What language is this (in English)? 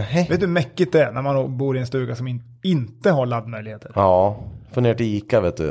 Swedish